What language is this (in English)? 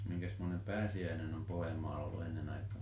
Finnish